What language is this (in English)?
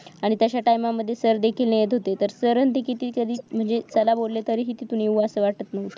Marathi